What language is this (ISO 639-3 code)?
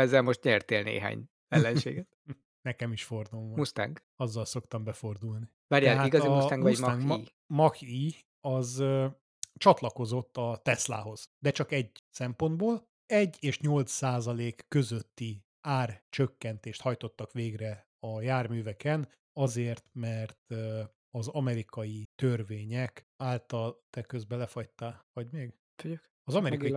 hun